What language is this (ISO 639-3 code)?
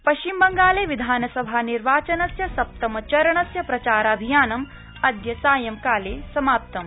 san